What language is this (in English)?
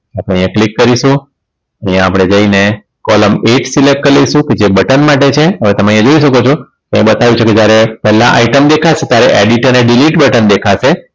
Gujarati